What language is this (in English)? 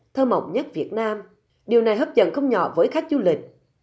Vietnamese